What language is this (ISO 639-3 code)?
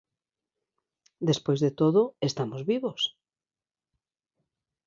glg